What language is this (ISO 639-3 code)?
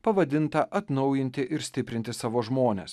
lit